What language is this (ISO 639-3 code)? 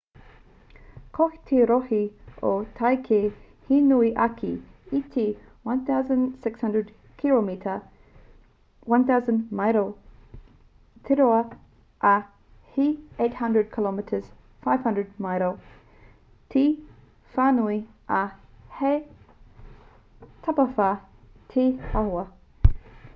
mri